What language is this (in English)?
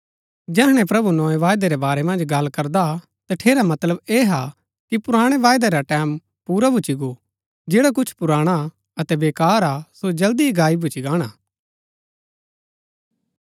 Gaddi